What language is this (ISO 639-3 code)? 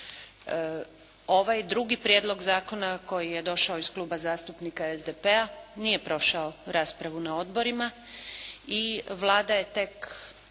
hrv